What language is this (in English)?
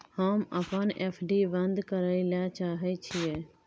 Maithili